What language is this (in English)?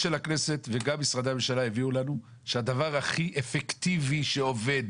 Hebrew